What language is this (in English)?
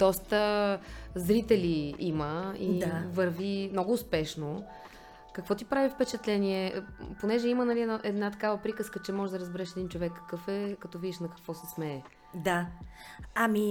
Bulgarian